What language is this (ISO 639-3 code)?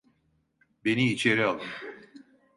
tur